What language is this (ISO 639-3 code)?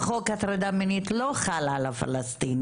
heb